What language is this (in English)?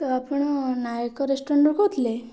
Odia